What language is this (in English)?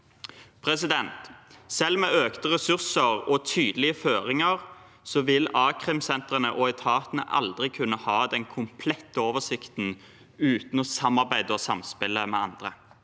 Norwegian